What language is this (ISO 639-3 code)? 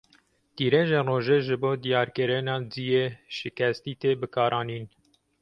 kur